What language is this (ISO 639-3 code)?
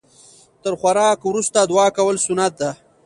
pus